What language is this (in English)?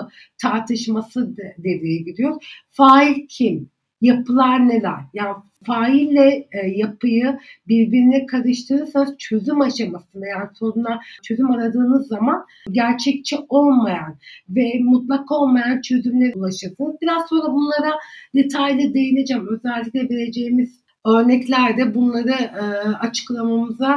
Turkish